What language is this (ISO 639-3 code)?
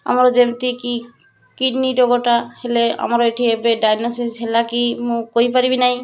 ori